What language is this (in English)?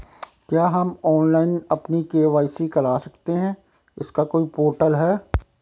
Hindi